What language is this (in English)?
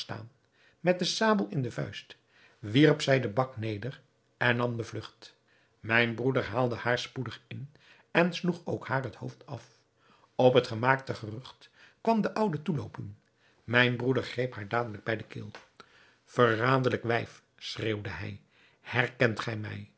Dutch